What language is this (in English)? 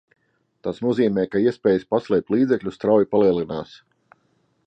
Latvian